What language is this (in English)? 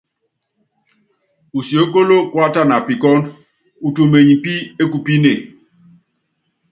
Yangben